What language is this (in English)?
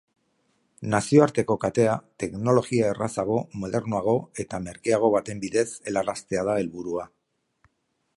Basque